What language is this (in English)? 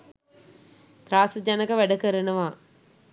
Sinhala